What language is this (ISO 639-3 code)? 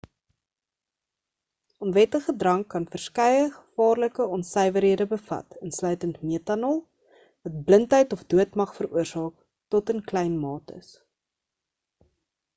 afr